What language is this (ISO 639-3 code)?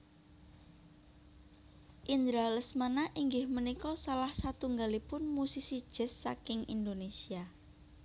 jav